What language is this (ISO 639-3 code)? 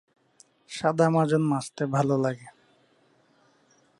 ben